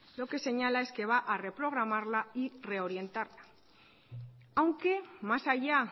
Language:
Spanish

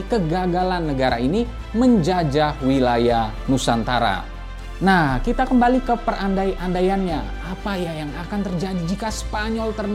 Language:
Indonesian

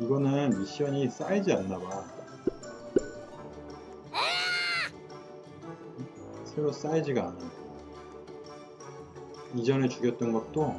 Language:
Korean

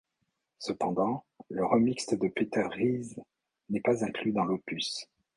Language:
French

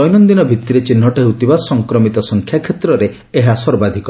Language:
Odia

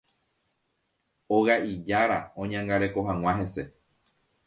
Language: Guarani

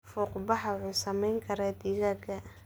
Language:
Somali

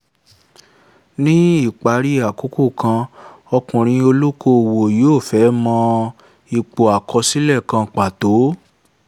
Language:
Yoruba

